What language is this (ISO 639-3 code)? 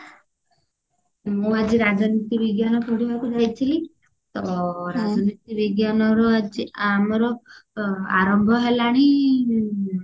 ori